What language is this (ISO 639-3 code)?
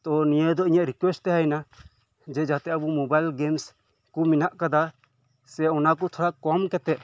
sat